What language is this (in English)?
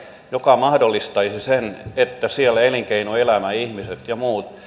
Finnish